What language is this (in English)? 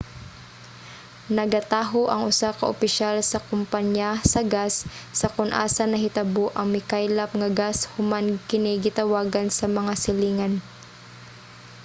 Cebuano